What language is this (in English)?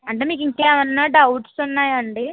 Telugu